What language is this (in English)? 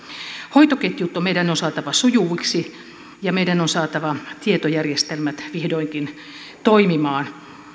Finnish